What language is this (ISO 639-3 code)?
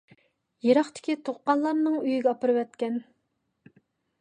uig